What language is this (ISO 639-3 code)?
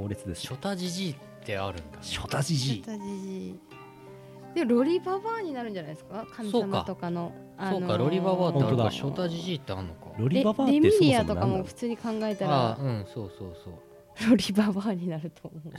jpn